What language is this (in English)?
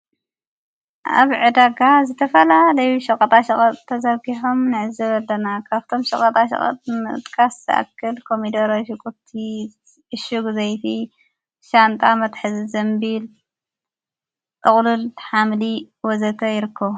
Tigrinya